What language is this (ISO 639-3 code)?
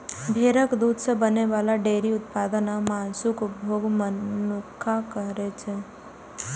mai